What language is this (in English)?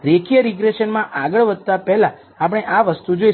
Gujarati